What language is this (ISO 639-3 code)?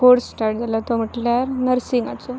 kok